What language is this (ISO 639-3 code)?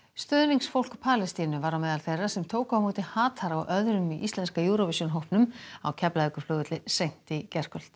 isl